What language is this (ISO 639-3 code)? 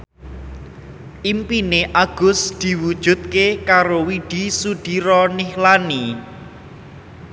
jav